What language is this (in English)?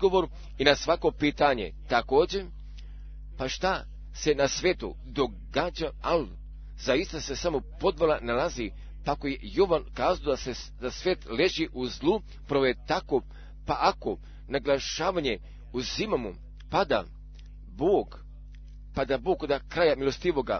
Croatian